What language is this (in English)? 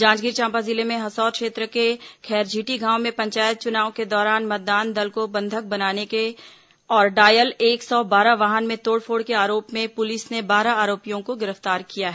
Hindi